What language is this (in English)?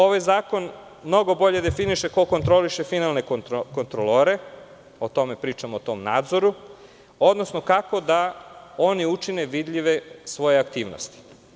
Serbian